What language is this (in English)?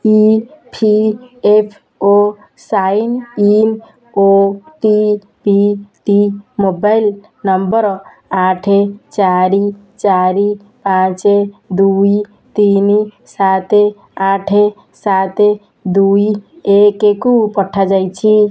Odia